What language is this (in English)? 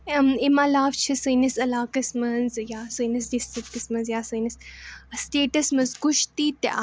Kashmiri